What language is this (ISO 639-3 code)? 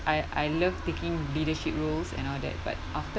eng